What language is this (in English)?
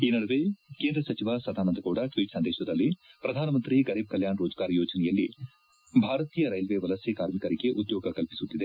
Kannada